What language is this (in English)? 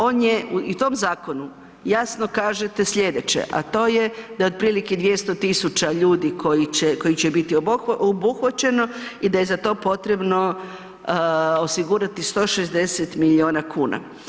Croatian